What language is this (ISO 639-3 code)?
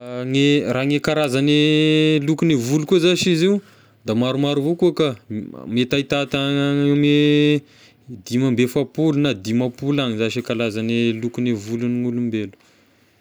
tkg